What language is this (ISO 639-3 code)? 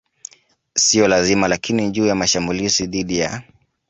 swa